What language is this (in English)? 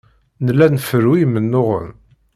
Kabyle